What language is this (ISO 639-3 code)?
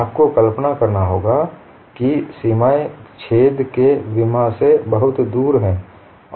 hin